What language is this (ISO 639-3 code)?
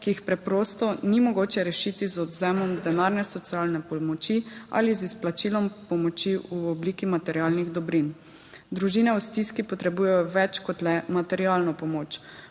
slv